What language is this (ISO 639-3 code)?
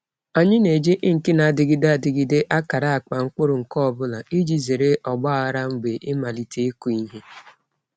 ibo